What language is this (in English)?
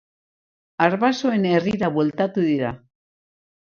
Basque